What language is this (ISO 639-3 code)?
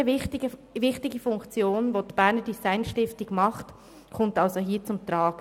gsw